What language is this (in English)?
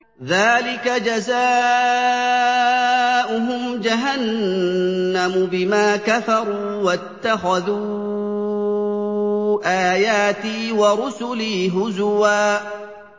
Arabic